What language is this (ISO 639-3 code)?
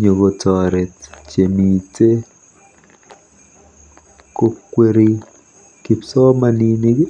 kln